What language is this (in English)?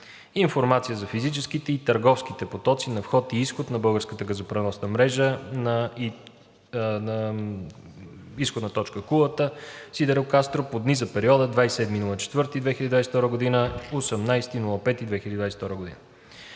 Bulgarian